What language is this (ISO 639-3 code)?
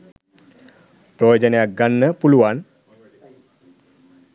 sin